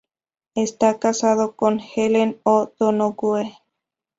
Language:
Spanish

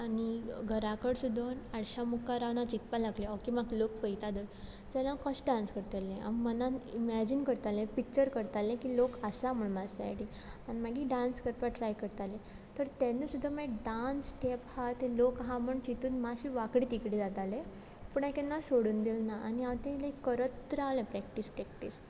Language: Konkani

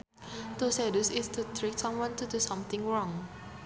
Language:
Sundanese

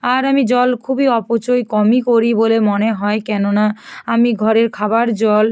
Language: Bangla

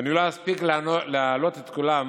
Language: Hebrew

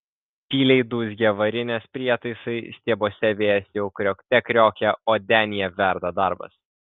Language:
Lithuanian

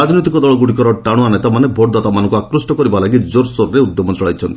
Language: Odia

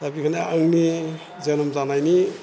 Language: Bodo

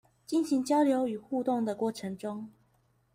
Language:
Chinese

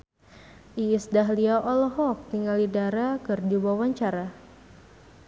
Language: Sundanese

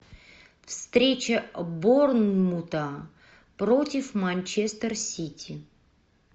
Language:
Russian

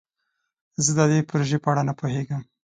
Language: Pashto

